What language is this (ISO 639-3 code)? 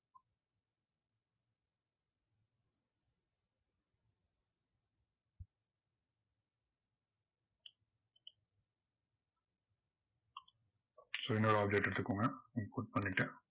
tam